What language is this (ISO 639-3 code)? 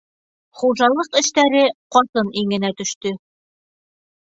bak